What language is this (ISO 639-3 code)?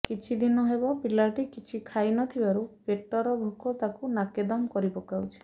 ori